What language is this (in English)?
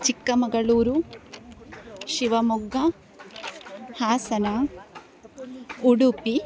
Kannada